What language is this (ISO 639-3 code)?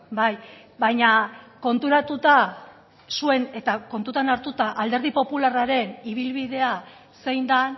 eus